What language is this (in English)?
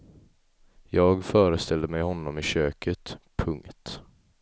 Swedish